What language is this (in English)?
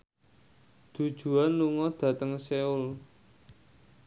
Javanese